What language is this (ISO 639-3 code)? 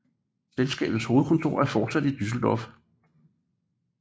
dan